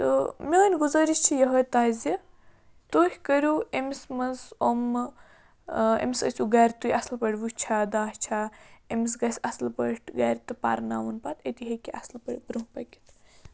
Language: Kashmiri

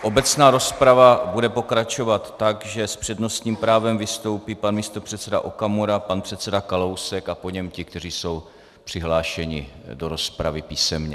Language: Czech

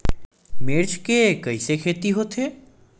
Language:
Chhattisgarhi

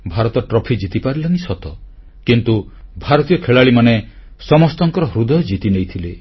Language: Odia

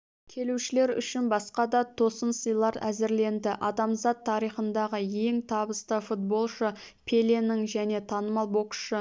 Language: Kazakh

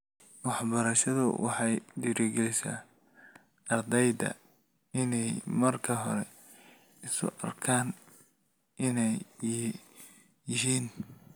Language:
Somali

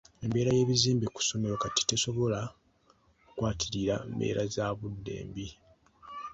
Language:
Ganda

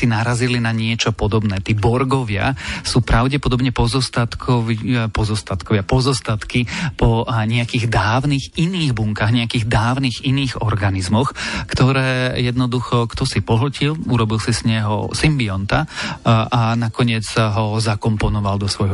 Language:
Slovak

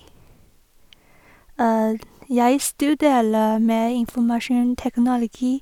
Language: Norwegian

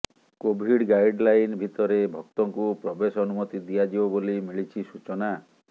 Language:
Odia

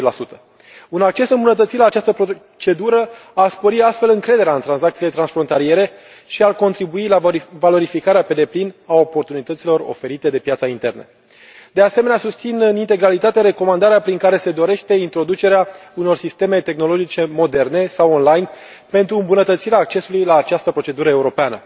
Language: Romanian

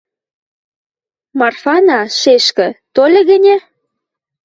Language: Western Mari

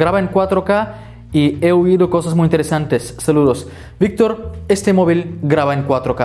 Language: Spanish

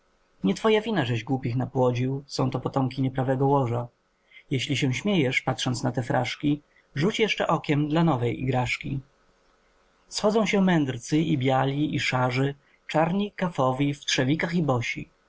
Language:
Polish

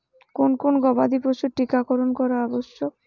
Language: Bangla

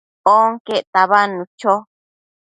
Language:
Matsés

